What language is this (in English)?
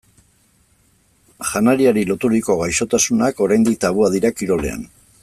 Basque